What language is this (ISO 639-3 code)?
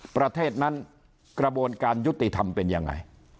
tha